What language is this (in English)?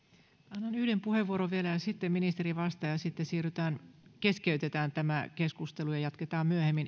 Finnish